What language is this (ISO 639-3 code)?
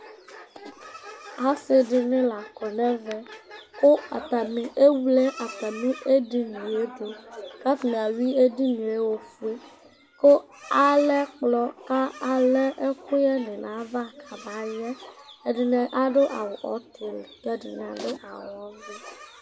kpo